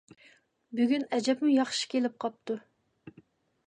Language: Uyghur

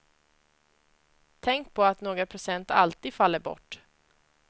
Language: Swedish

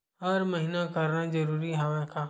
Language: Chhattisgarhi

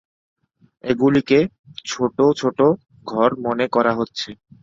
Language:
Bangla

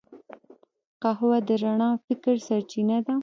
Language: Pashto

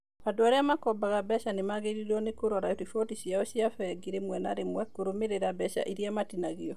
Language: Kikuyu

